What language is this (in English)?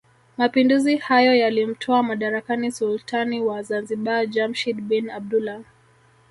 Swahili